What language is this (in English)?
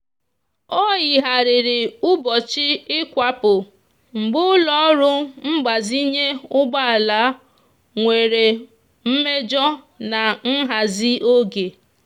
Igbo